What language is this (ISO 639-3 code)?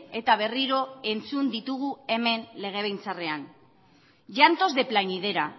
eus